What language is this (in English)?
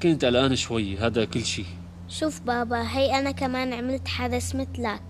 Arabic